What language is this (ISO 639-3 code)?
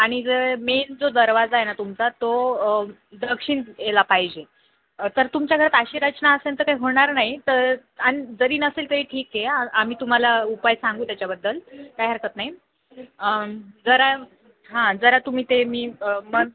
mar